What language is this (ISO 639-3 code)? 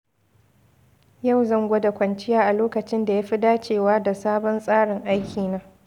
hau